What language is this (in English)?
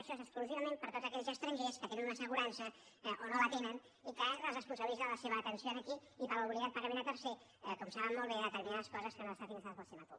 Catalan